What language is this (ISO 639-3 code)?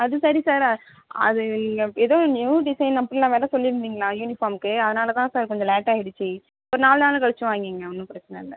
tam